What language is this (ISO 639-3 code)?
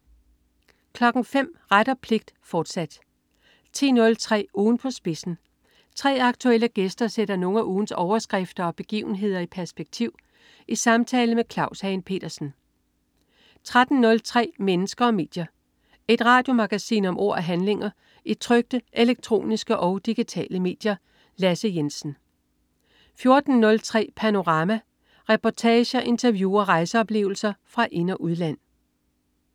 dan